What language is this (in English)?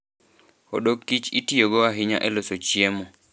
Luo (Kenya and Tanzania)